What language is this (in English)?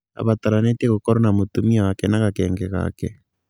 Kikuyu